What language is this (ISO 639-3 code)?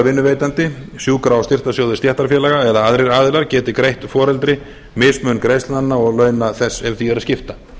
isl